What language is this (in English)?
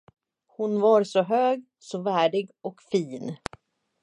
Swedish